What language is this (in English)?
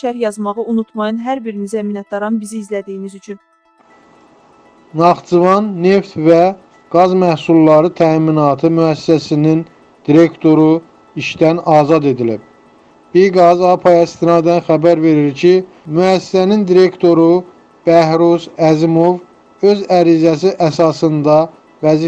Turkish